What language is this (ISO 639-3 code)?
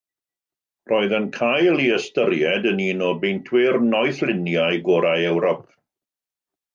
cym